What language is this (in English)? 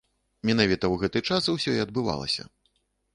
Belarusian